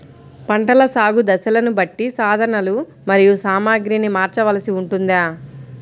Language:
Telugu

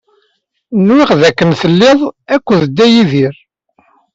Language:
Kabyle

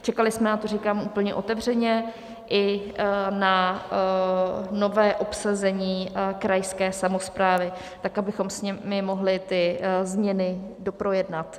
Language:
Czech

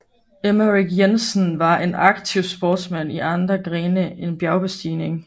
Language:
Danish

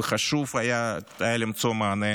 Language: Hebrew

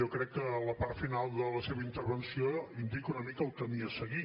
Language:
Catalan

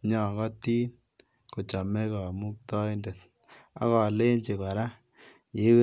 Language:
Kalenjin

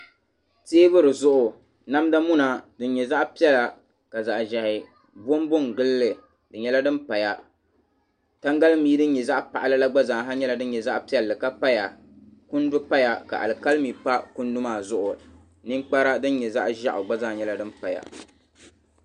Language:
Dagbani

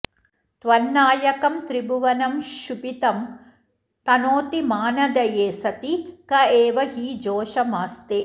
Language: Sanskrit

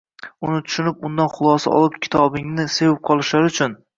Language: Uzbek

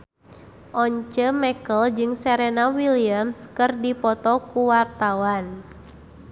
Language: Sundanese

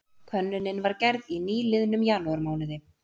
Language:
Icelandic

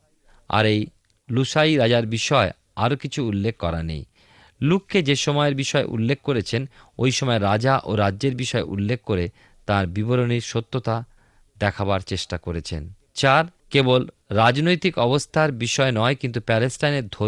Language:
Bangla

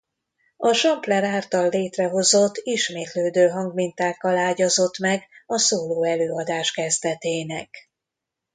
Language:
Hungarian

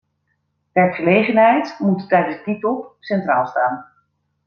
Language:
Dutch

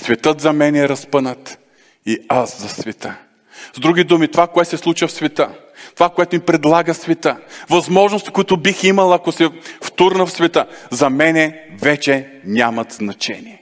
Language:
Bulgarian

